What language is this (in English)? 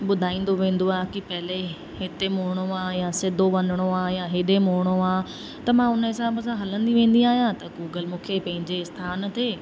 Sindhi